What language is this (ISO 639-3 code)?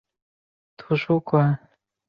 zho